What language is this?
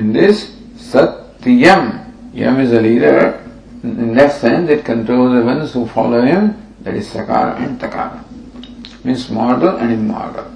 English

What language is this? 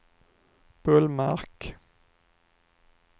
Swedish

